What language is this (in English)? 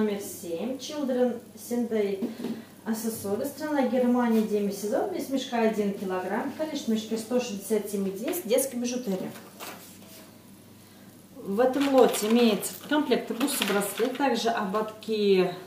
Russian